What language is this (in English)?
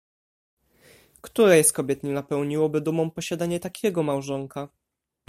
Polish